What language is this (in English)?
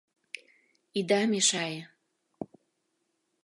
Mari